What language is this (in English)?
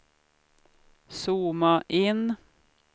Swedish